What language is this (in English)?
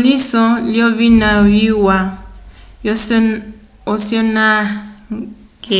Umbundu